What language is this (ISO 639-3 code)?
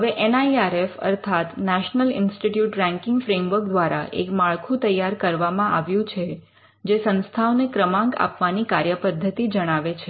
guj